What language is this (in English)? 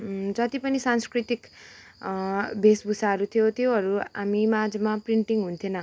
Nepali